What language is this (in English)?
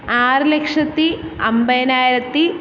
Malayalam